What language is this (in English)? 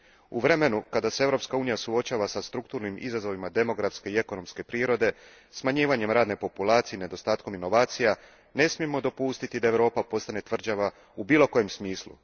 Croatian